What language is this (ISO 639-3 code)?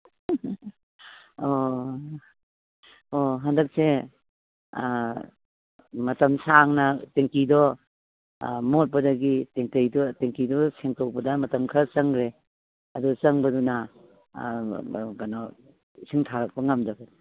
mni